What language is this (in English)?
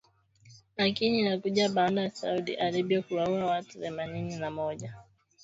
Swahili